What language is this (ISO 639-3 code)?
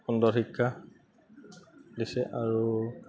asm